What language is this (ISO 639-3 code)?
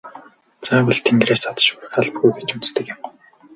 mon